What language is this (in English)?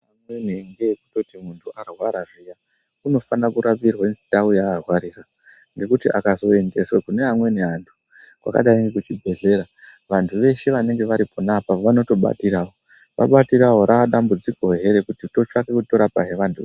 Ndau